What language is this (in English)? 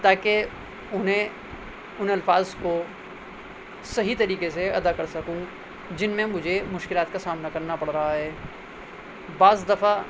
Urdu